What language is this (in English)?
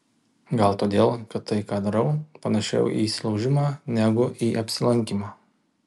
Lithuanian